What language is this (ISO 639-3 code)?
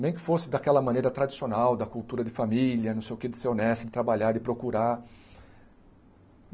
por